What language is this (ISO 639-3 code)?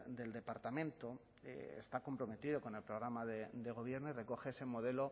spa